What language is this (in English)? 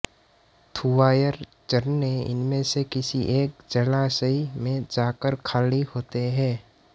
Hindi